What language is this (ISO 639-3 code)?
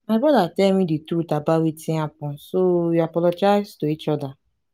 pcm